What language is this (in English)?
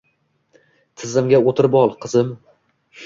Uzbek